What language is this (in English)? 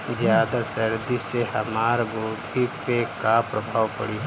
Bhojpuri